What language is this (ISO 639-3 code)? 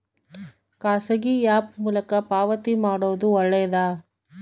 kan